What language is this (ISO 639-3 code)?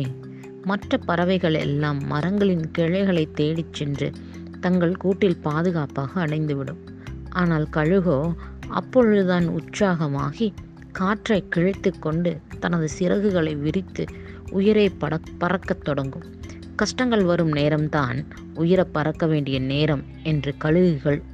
tam